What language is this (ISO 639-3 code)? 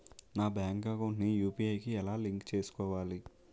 tel